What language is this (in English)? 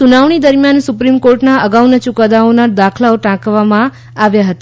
Gujarati